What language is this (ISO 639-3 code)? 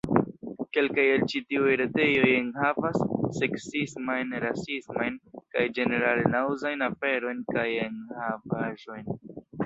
epo